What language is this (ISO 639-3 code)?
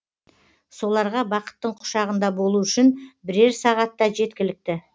kaz